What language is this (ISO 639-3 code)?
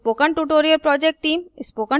hin